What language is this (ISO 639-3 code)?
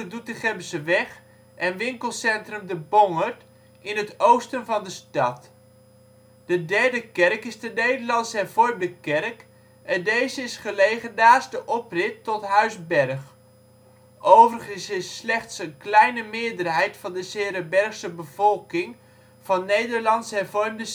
nld